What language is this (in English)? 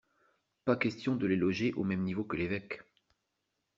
French